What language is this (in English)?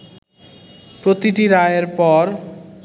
Bangla